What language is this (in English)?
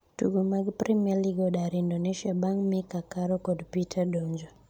Luo (Kenya and Tanzania)